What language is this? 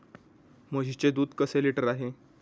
Marathi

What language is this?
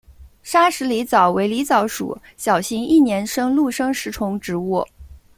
Chinese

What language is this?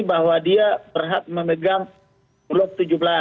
Indonesian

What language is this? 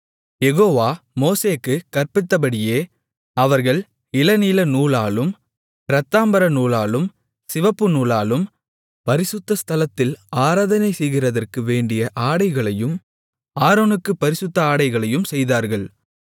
Tamil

